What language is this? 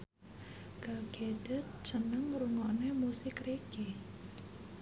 Javanese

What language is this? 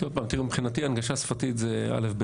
Hebrew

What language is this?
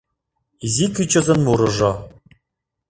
Mari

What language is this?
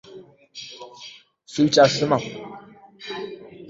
Uzbek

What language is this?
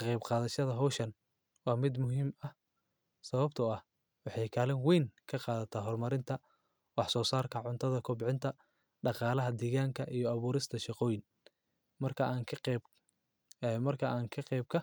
Somali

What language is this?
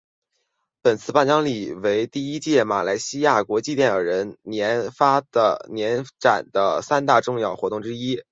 Chinese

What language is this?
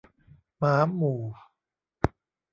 Thai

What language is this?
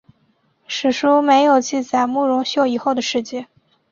Chinese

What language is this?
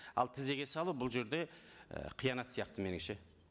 Kazakh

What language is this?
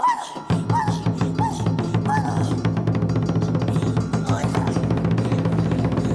Vietnamese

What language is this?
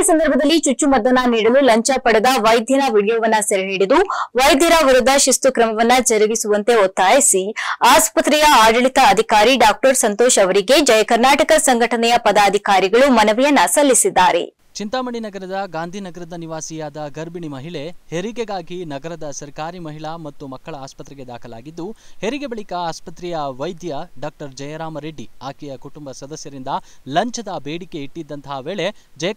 Kannada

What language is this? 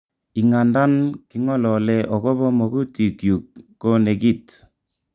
Kalenjin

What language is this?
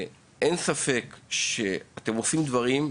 Hebrew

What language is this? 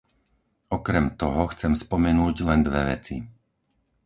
Slovak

